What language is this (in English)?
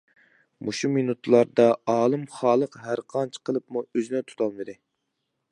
Uyghur